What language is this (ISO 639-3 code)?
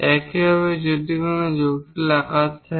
ben